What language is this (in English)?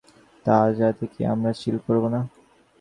Bangla